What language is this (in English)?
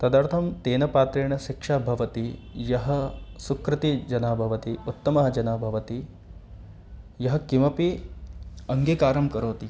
Sanskrit